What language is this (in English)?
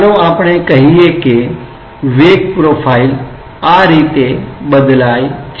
Gujarati